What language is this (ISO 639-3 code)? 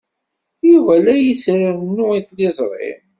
kab